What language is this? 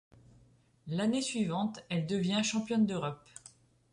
French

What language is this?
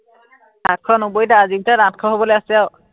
Assamese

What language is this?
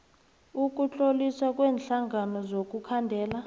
South Ndebele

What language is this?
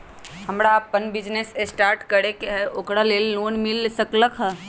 Magahi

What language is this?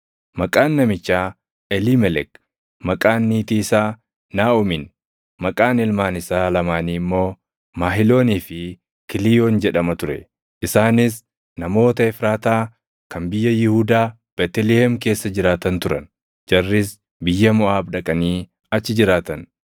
Oromo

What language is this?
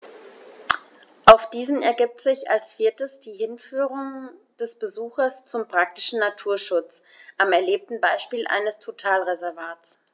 German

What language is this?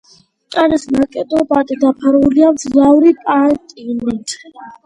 Georgian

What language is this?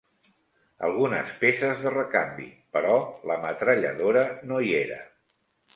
Catalan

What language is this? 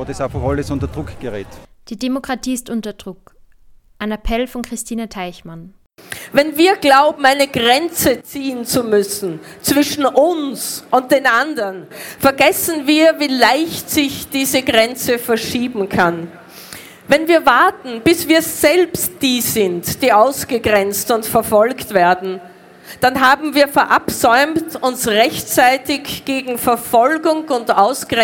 German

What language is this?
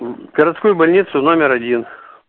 Russian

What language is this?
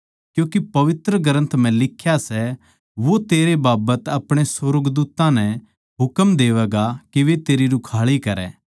Haryanvi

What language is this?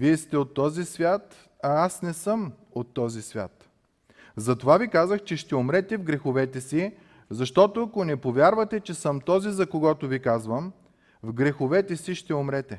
Bulgarian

